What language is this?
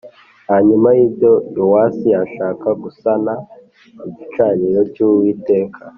Kinyarwanda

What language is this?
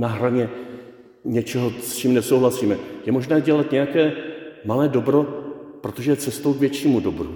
Czech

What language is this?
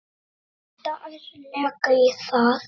Icelandic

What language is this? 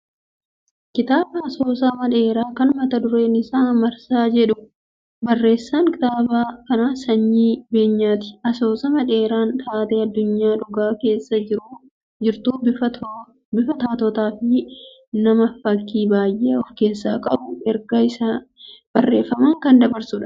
Oromo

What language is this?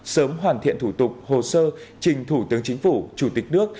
Vietnamese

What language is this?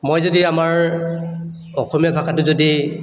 Assamese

